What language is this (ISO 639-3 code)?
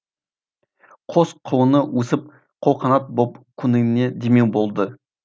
kaz